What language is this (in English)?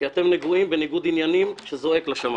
Hebrew